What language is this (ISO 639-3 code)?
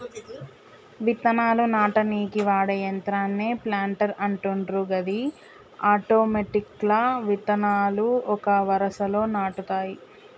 tel